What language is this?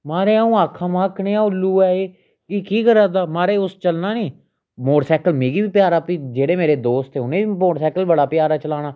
Dogri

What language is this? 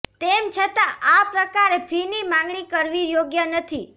Gujarati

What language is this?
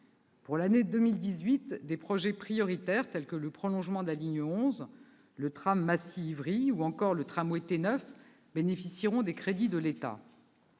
French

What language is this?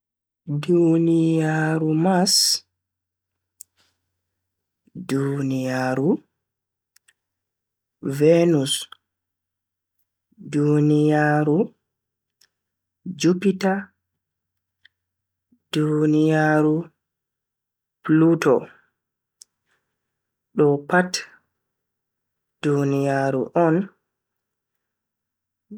Bagirmi Fulfulde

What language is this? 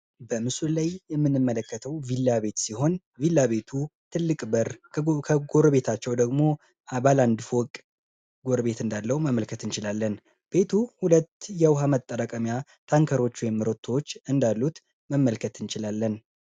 Amharic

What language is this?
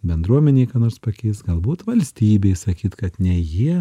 Lithuanian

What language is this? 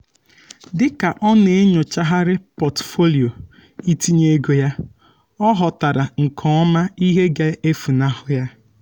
Igbo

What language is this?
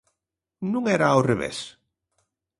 Galician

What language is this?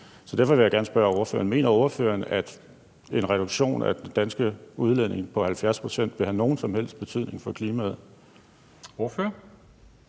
Danish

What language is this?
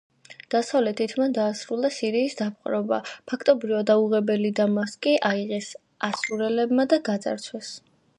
Georgian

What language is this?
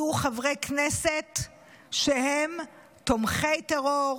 Hebrew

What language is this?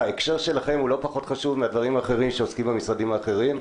Hebrew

